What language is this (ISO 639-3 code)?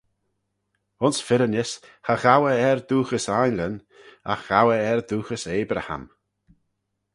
glv